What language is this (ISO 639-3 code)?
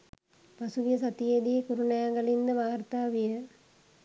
sin